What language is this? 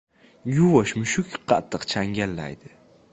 Uzbek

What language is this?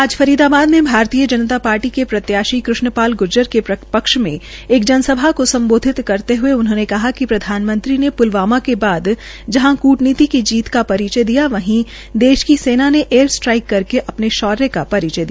Hindi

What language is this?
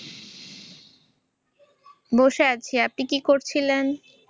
Bangla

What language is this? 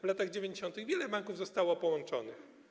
Polish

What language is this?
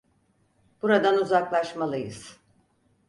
Turkish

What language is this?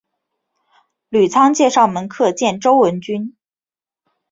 Chinese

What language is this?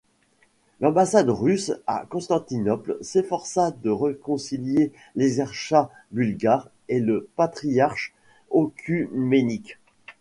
French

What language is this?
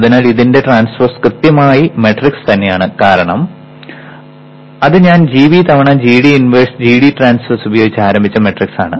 Malayalam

